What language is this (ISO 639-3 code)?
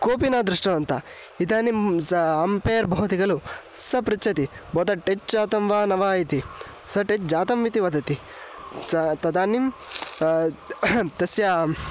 san